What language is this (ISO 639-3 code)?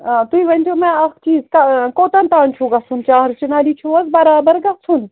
kas